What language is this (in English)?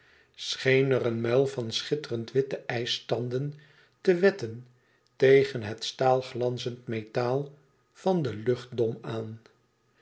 Dutch